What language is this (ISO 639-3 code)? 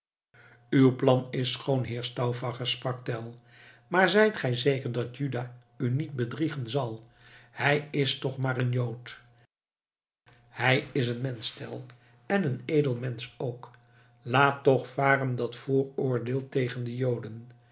nld